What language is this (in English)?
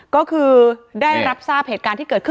Thai